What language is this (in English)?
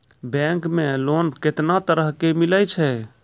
Maithili